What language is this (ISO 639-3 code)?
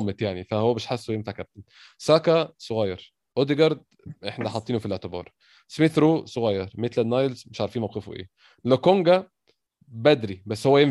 ara